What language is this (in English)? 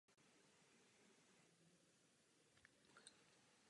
Czech